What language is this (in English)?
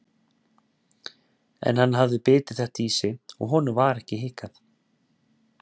Icelandic